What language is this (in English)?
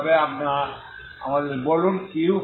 Bangla